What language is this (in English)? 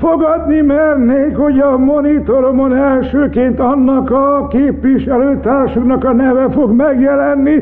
Hungarian